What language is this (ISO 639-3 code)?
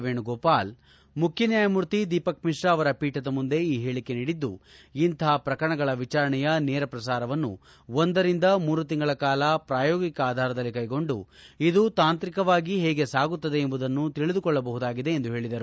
kan